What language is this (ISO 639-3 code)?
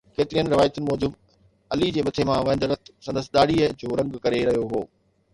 snd